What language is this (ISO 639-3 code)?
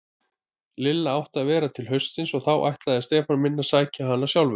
isl